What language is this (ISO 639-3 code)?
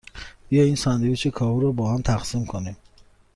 fas